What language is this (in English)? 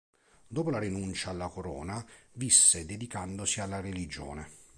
Italian